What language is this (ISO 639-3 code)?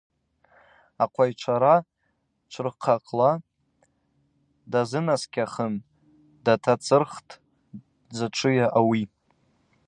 abq